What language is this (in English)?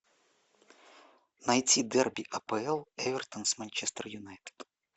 Russian